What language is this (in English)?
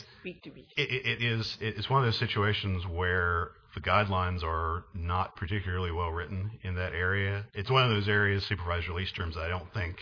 English